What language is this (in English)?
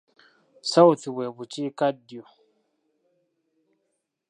Ganda